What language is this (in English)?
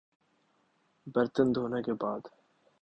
Urdu